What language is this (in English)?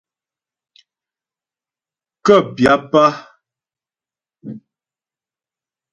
Ghomala